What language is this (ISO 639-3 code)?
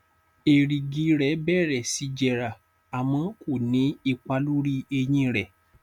yor